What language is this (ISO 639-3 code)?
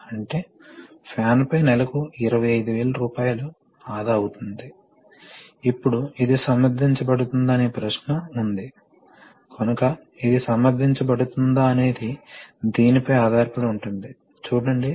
tel